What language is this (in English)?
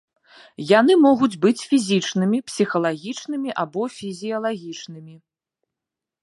Belarusian